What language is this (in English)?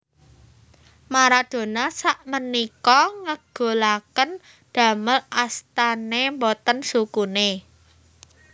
Javanese